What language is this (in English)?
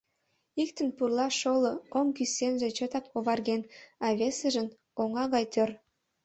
Mari